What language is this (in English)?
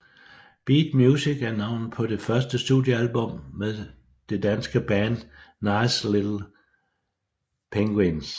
Danish